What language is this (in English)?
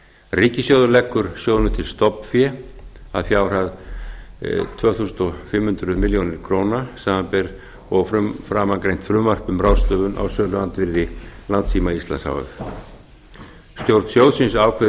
Icelandic